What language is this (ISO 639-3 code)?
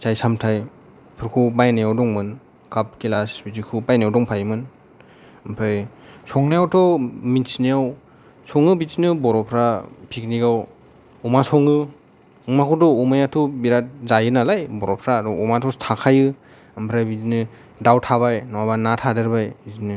brx